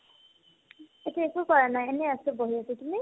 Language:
Assamese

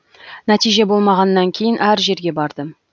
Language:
Kazakh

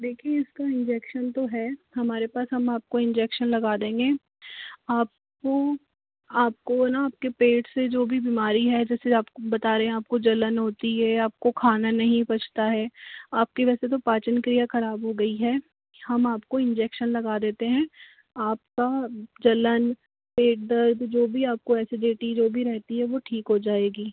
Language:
Hindi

